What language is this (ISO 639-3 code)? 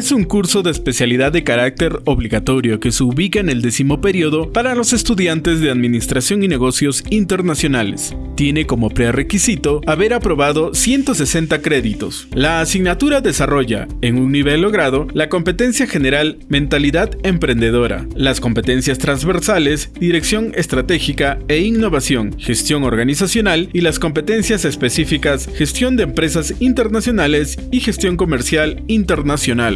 spa